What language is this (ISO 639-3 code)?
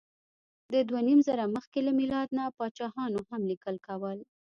pus